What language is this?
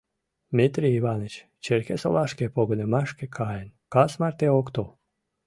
Mari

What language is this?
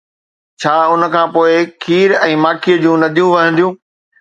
Sindhi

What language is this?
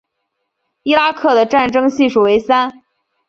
Chinese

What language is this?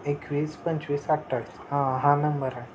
Marathi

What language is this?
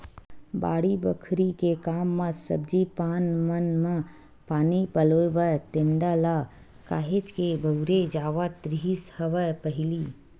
Chhattisgarhi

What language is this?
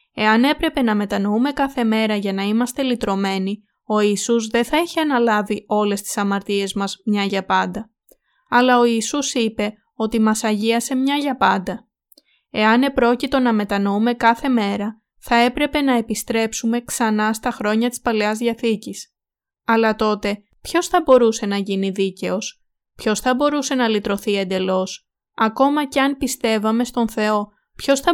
Greek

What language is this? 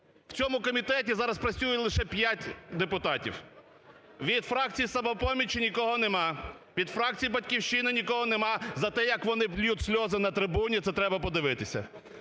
Ukrainian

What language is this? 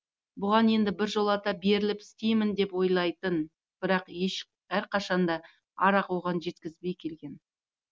Kazakh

